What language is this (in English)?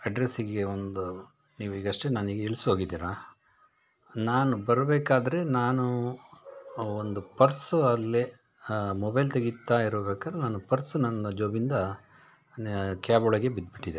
Kannada